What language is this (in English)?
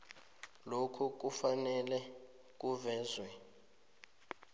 South Ndebele